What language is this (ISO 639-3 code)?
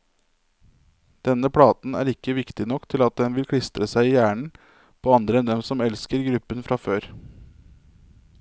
nor